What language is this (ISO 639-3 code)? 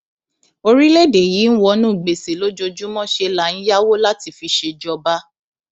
yor